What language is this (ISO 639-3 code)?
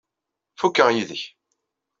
kab